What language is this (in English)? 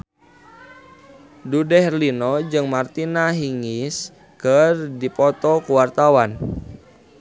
Sundanese